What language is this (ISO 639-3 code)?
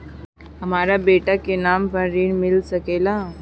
bho